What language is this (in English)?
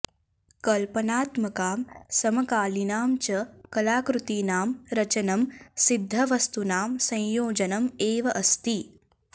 Sanskrit